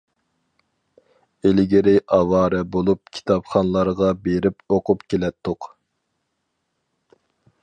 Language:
Uyghur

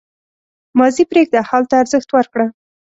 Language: Pashto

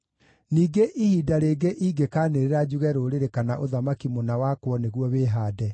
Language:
Kikuyu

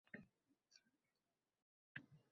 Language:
Uzbek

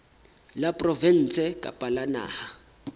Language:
Southern Sotho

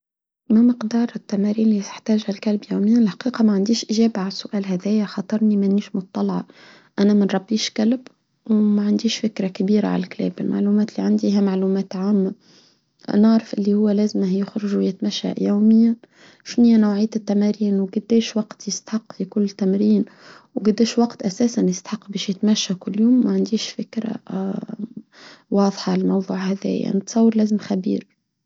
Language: Tunisian Arabic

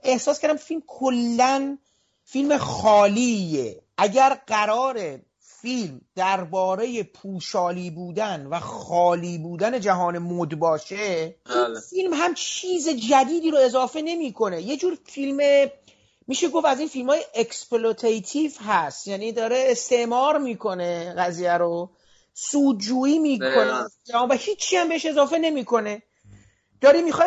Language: Persian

